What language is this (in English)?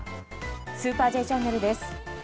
Japanese